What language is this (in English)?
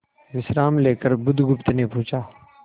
Hindi